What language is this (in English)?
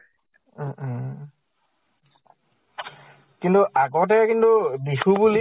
Assamese